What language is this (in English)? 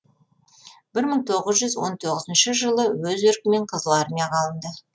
Kazakh